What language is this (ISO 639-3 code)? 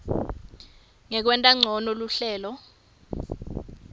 ssw